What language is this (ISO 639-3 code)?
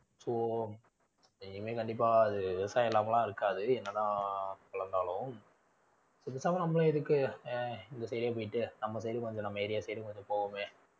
tam